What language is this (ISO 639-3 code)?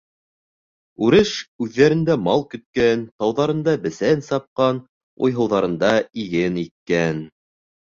bak